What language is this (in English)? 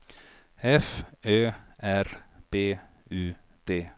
Swedish